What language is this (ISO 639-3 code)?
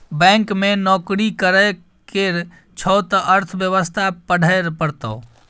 mai